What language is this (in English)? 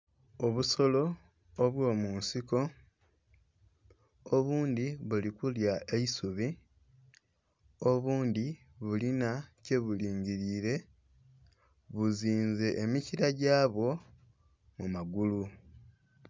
Soga